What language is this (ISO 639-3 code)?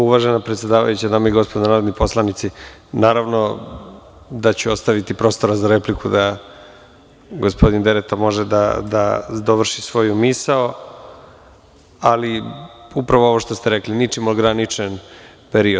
srp